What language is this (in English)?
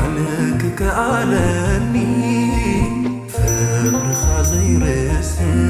Arabic